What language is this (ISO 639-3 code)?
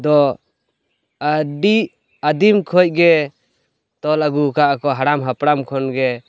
sat